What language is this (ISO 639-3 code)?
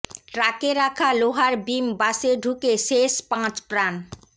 ben